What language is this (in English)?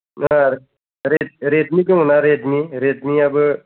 Bodo